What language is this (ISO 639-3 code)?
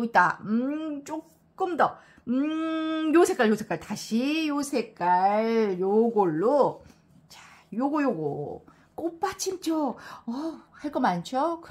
kor